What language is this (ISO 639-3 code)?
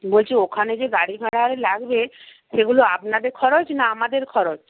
ben